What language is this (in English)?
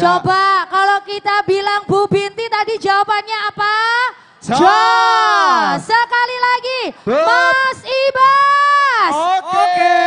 Indonesian